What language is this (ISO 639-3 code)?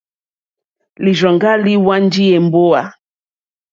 bri